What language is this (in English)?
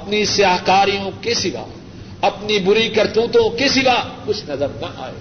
Urdu